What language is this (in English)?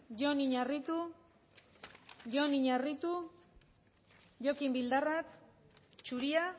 Basque